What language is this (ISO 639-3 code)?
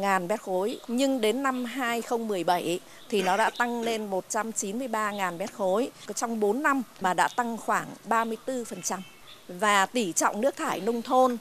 vie